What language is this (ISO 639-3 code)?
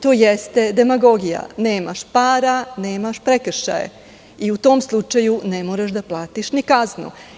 srp